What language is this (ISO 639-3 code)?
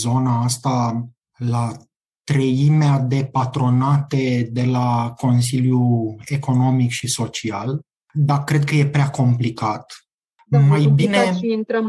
ron